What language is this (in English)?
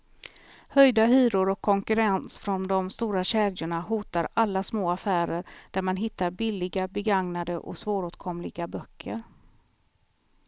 Swedish